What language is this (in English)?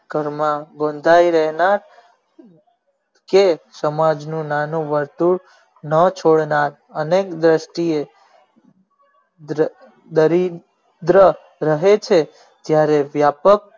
Gujarati